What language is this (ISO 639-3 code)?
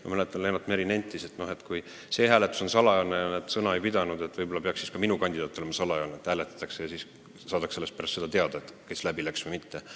est